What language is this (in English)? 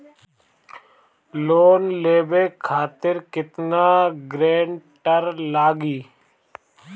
Bhojpuri